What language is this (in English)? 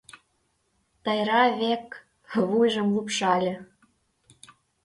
Mari